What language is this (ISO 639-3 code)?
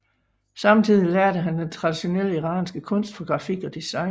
dan